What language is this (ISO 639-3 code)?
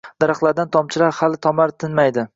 uzb